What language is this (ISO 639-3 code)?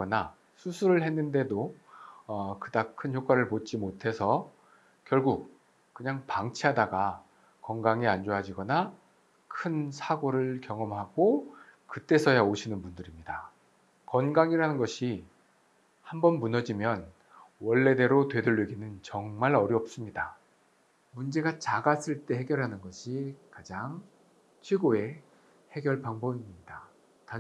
kor